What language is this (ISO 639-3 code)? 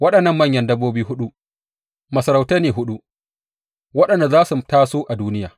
hau